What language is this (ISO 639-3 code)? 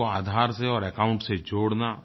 hin